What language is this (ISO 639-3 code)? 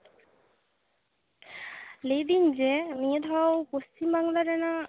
sat